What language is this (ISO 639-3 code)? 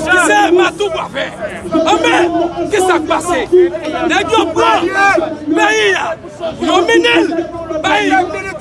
fra